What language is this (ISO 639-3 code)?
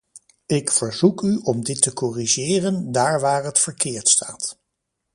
nld